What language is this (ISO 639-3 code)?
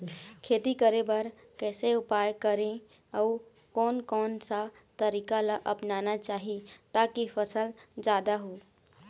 hne